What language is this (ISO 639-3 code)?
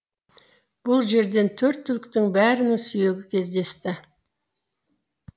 kaz